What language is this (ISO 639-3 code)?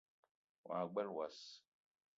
eto